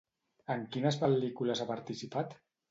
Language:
Catalan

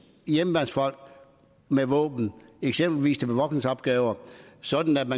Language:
Danish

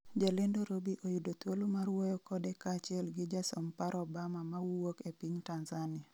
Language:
Luo (Kenya and Tanzania)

